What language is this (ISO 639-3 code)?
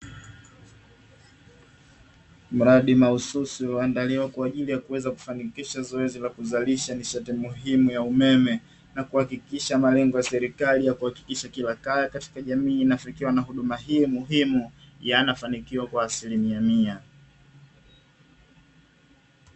swa